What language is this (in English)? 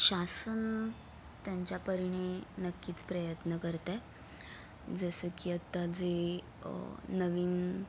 Marathi